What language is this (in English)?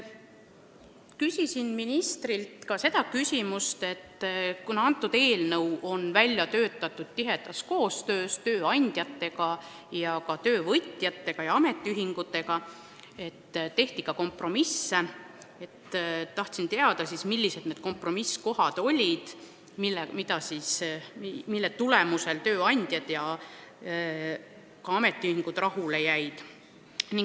Estonian